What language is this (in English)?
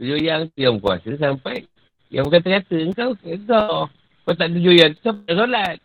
Malay